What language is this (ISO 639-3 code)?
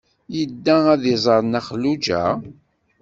kab